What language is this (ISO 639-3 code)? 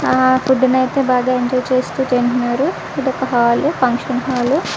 tel